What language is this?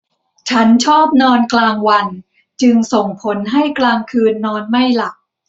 Thai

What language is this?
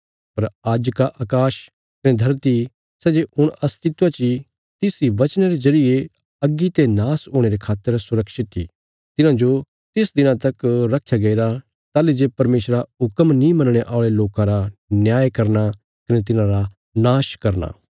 Bilaspuri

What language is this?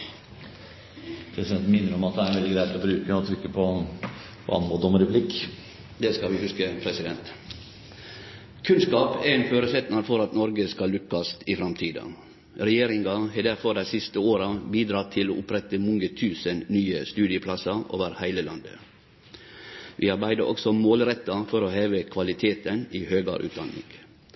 Norwegian Nynorsk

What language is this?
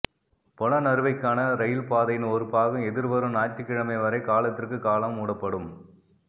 Tamil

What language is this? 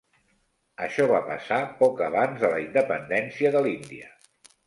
Catalan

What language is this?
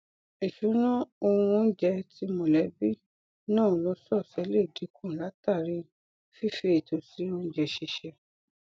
Yoruba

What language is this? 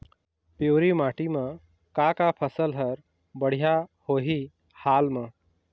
Chhattisgarhi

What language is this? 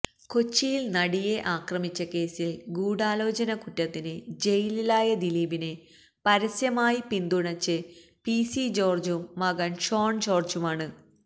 Malayalam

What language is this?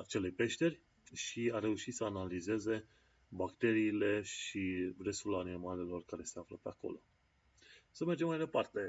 Romanian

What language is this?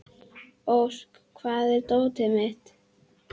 Icelandic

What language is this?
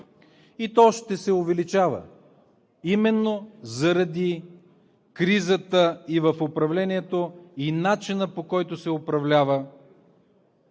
Bulgarian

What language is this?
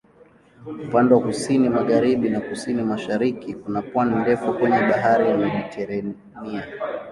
Swahili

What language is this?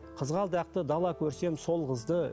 Kazakh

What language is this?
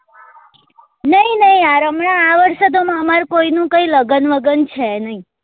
Gujarati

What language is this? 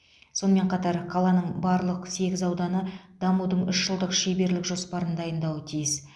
Kazakh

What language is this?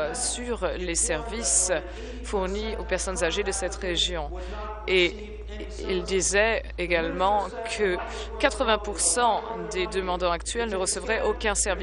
French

